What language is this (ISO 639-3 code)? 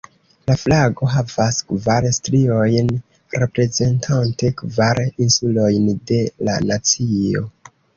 epo